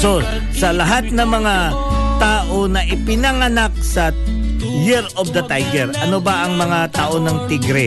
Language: Filipino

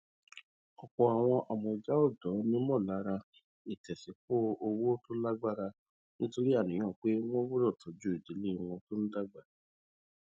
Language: Yoruba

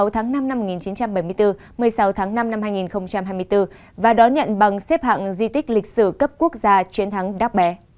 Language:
Vietnamese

